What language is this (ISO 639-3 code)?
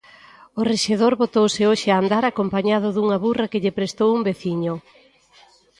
glg